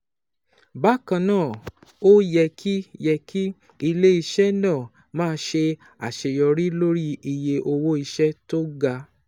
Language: Yoruba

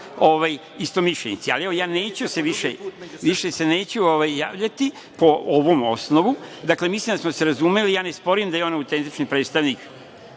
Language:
Serbian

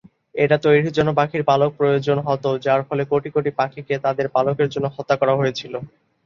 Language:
Bangla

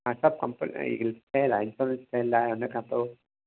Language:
Sindhi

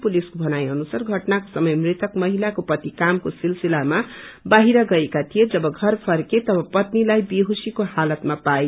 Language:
Nepali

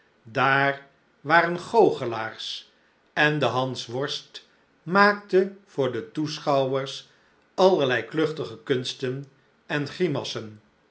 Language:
Dutch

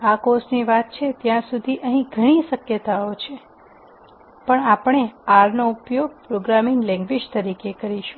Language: Gujarati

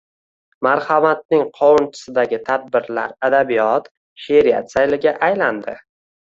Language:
Uzbek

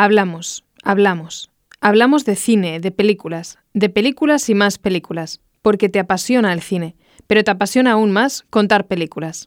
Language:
Spanish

